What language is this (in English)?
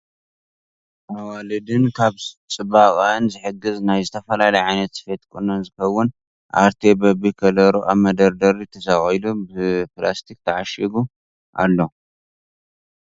Tigrinya